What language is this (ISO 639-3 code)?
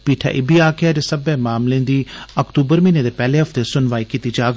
doi